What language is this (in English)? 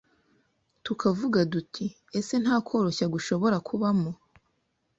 Kinyarwanda